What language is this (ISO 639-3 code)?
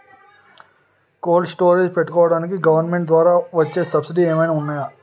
tel